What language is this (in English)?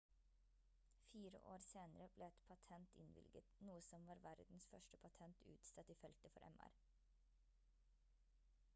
Norwegian Bokmål